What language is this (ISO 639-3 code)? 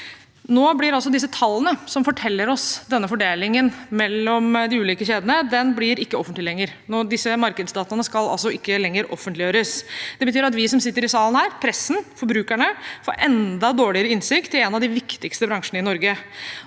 nor